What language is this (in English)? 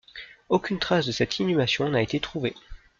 French